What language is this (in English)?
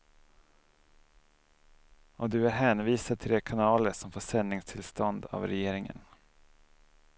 Swedish